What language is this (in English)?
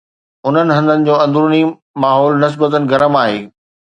Sindhi